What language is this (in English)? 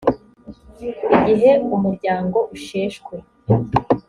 Kinyarwanda